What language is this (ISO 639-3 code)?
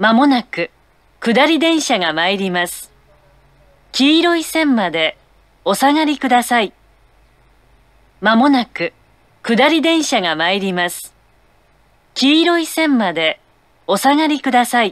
jpn